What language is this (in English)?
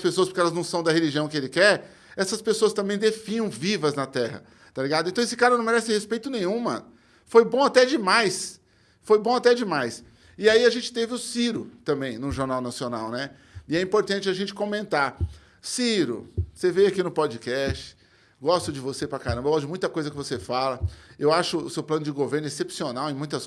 Portuguese